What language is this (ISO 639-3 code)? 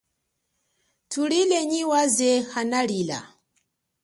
cjk